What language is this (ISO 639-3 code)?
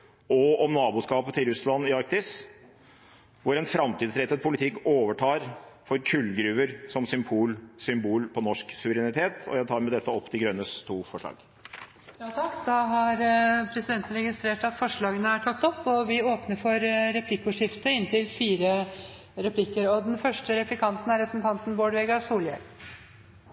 nor